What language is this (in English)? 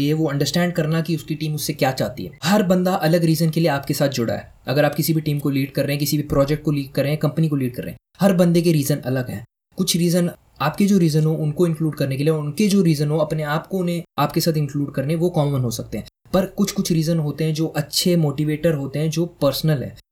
Hindi